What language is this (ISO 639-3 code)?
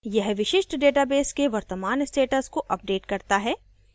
hin